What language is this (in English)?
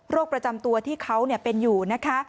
Thai